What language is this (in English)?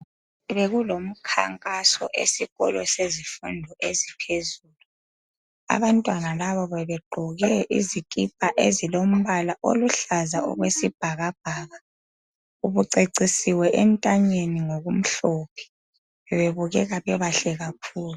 North Ndebele